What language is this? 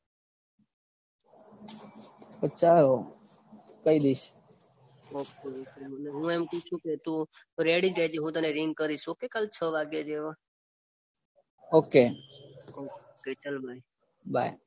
Gujarati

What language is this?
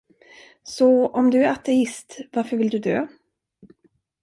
Swedish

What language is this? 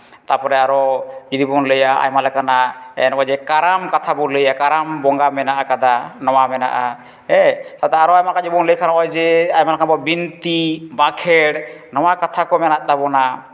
Santali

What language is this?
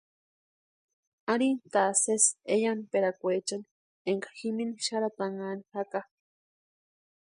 Western Highland Purepecha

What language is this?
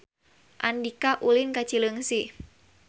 Sundanese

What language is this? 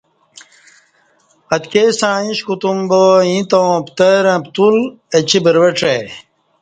Kati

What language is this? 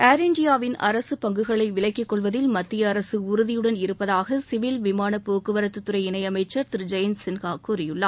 Tamil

